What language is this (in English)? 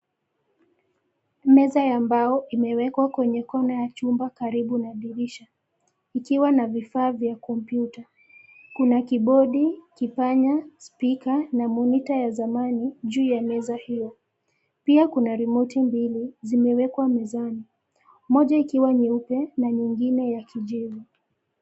Swahili